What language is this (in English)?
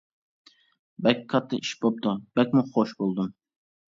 Uyghur